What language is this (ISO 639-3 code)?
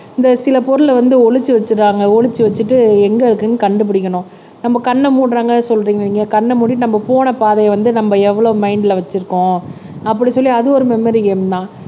tam